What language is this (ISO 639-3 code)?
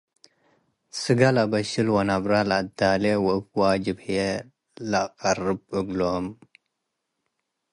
tig